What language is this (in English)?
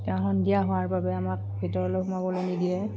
Assamese